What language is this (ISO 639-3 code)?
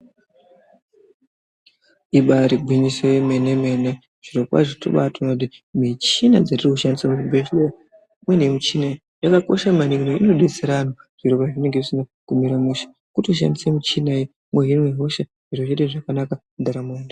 ndc